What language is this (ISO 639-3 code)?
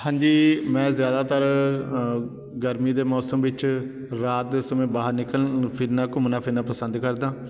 pan